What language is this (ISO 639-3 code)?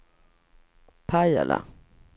swe